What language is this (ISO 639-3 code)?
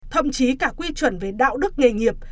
vie